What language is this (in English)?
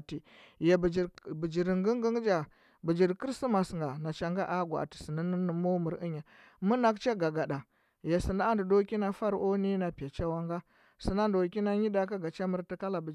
Huba